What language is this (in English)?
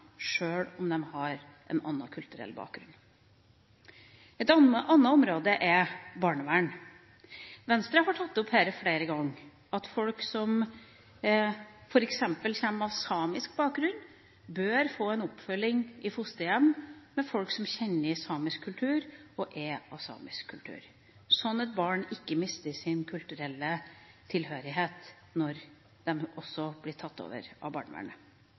Norwegian Bokmål